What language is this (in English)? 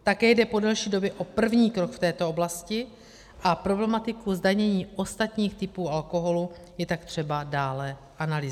Czech